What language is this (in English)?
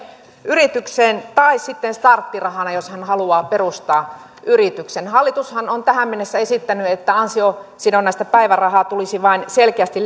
Finnish